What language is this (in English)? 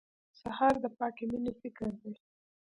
Pashto